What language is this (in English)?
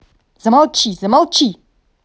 Russian